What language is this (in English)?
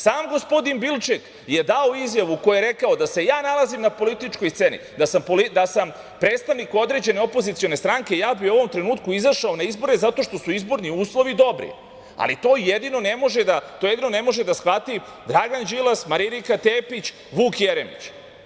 Serbian